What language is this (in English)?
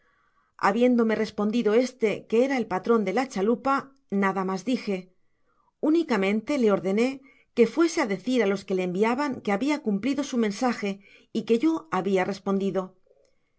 Spanish